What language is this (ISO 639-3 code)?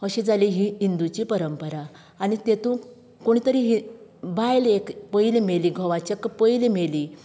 kok